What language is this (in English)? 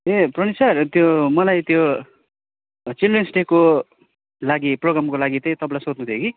Nepali